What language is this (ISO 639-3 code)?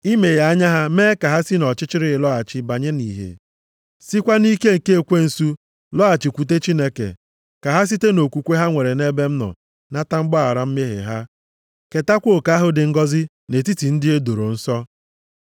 ibo